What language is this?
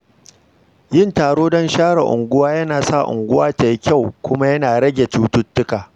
Hausa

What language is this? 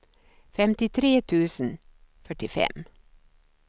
Swedish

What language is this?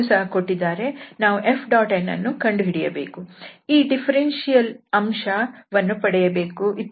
Kannada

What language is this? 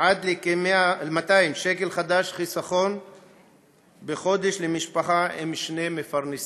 Hebrew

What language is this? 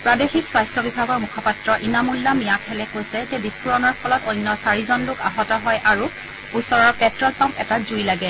Assamese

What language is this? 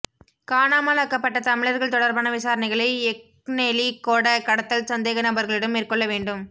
Tamil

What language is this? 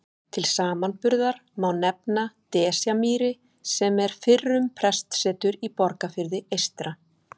Icelandic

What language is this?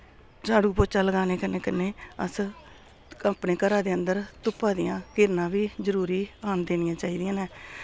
Dogri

